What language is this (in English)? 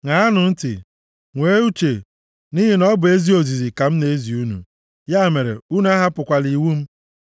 Igbo